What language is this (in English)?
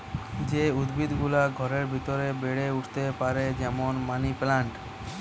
Bangla